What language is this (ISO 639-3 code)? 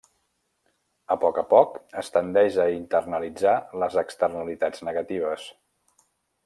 cat